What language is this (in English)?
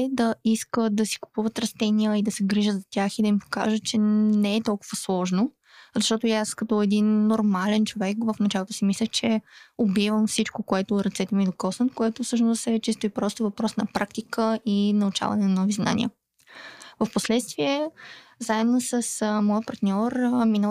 Bulgarian